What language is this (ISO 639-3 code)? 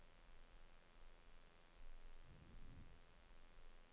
nor